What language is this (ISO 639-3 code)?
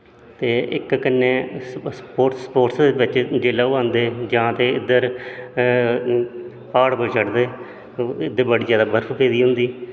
doi